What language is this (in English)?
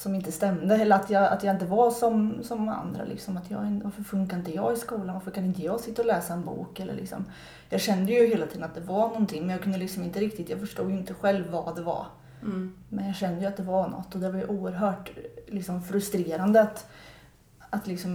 Swedish